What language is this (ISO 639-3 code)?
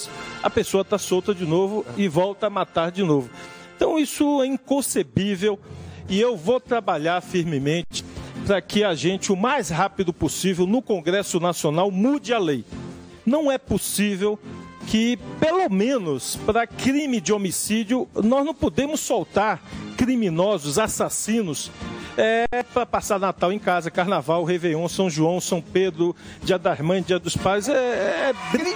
por